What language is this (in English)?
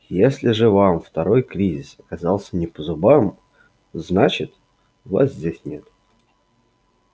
Russian